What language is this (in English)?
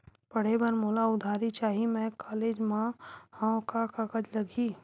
Chhattisgarhi